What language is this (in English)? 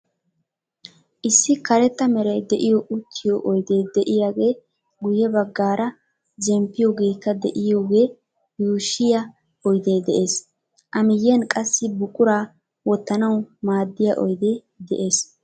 Wolaytta